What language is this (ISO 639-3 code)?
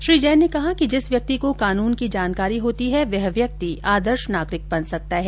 hin